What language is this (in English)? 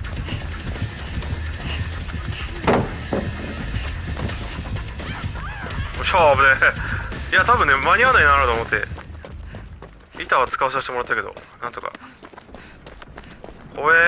Japanese